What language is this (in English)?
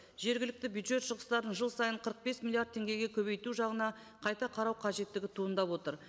Kazakh